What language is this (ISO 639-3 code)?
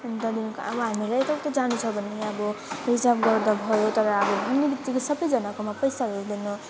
nep